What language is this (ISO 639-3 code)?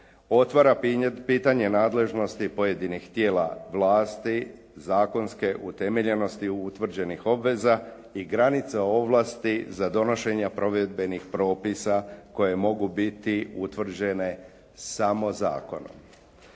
hrv